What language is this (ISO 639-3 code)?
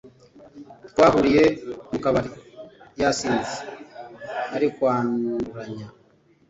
kin